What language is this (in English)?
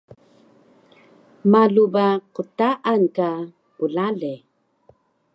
Taroko